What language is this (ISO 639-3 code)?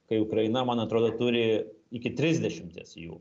lit